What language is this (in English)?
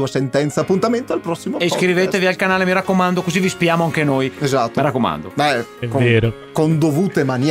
Italian